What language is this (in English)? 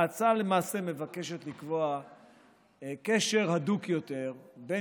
Hebrew